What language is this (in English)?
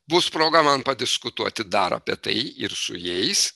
Lithuanian